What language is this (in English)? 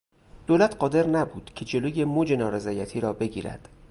Persian